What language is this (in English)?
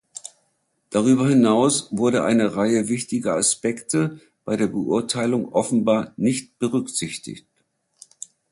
German